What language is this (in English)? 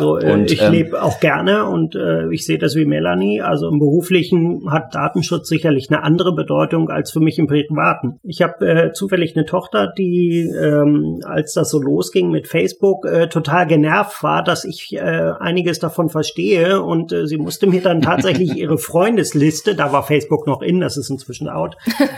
German